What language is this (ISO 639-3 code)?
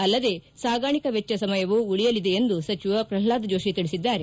kan